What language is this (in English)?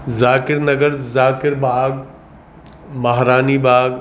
Urdu